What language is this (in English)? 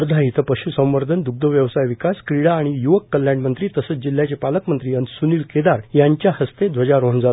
Marathi